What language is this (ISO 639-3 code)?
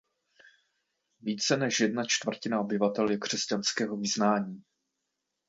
ces